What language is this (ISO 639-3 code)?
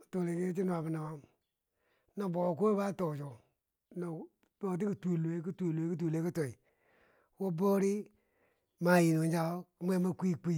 bsj